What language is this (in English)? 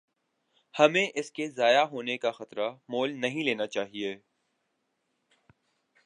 Urdu